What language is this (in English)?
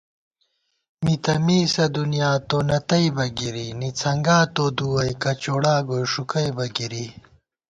Gawar-Bati